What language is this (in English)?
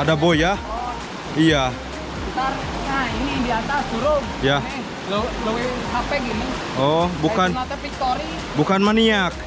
Indonesian